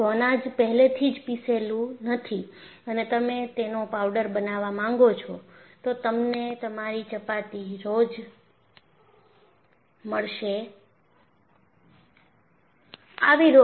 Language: Gujarati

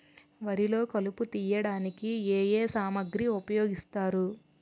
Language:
Telugu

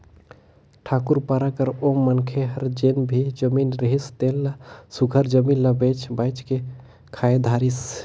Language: Chhattisgarhi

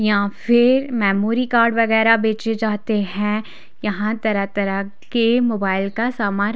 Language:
Hindi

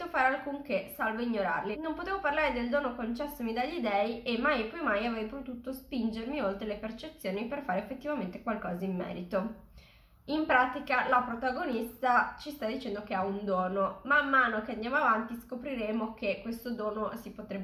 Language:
Italian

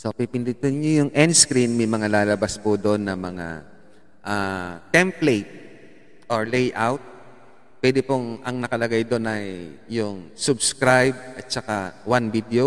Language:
Filipino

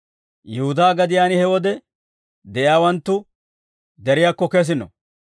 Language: Dawro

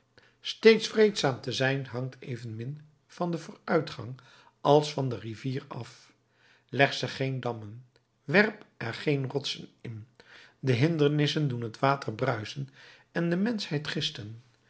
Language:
Dutch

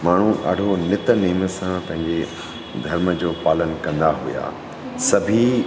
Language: Sindhi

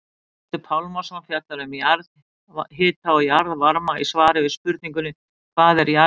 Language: Icelandic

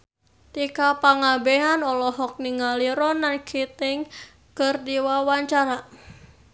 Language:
Sundanese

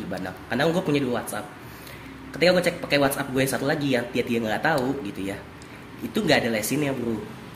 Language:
Indonesian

